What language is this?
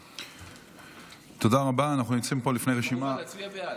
Hebrew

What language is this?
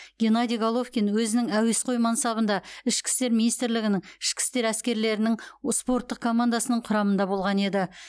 Kazakh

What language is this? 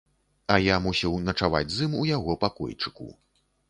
Belarusian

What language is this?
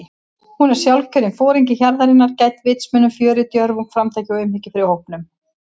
Icelandic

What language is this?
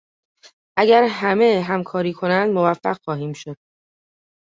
Persian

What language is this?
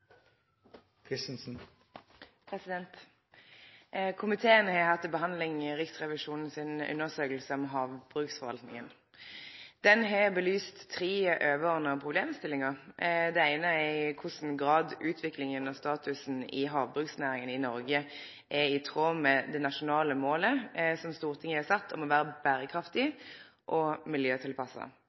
Norwegian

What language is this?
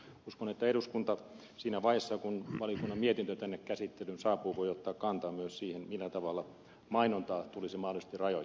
Finnish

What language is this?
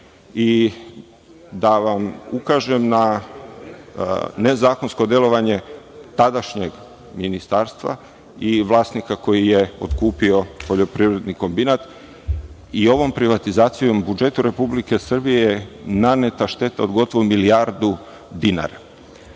Serbian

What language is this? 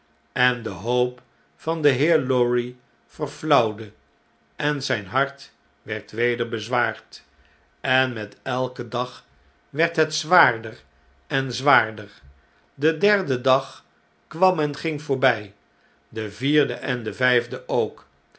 Dutch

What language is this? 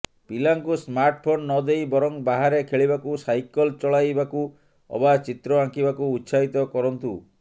Odia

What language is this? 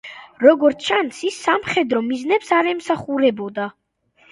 Georgian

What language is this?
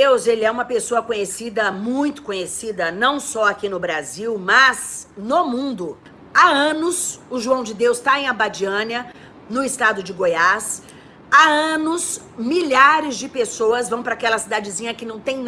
Portuguese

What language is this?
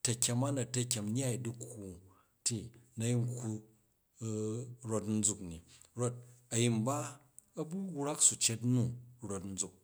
Jju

